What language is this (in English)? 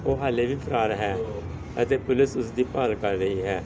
Punjabi